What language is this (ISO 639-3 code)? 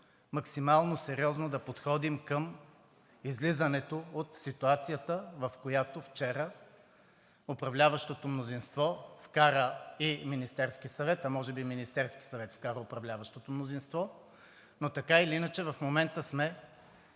bul